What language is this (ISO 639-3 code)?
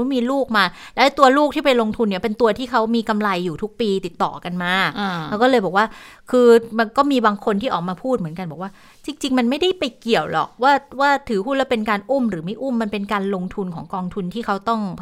tha